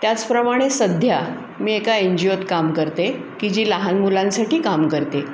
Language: Marathi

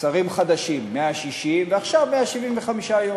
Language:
Hebrew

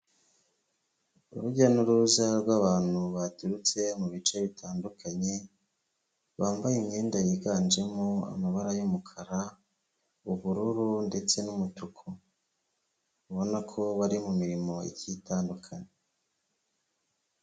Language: Kinyarwanda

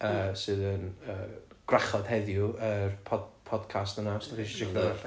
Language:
Welsh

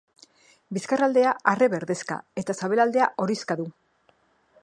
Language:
Basque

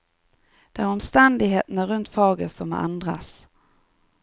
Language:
Norwegian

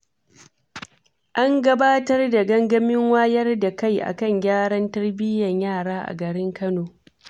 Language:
Hausa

